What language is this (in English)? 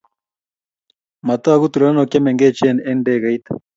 Kalenjin